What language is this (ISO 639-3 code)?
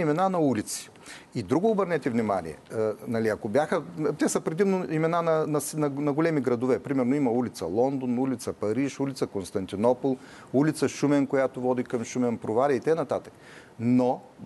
bul